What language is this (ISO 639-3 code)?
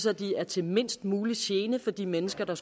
dan